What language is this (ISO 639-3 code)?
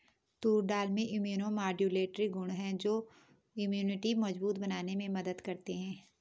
hin